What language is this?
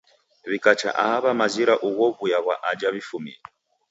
Taita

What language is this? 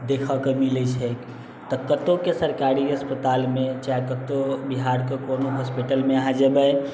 Maithili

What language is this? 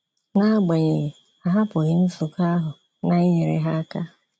Igbo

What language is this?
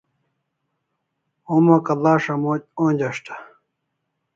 Kalasha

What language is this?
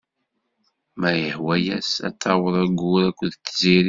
Kabyle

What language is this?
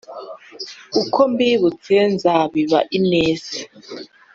Kinyarwanda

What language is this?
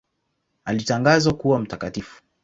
Swahili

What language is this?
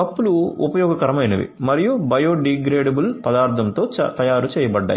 Telugu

